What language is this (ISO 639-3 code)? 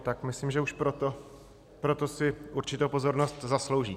ces